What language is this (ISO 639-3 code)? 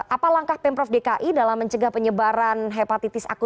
ind